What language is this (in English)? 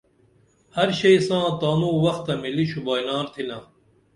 Dameli